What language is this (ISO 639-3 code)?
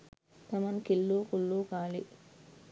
sin